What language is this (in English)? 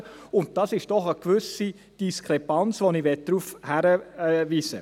Swiss German